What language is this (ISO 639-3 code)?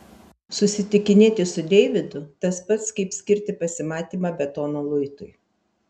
lit